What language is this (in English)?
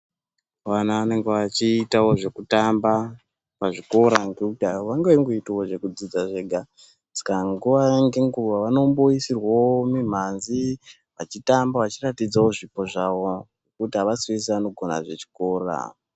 Ndau